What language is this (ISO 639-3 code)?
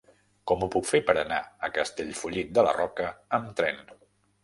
cat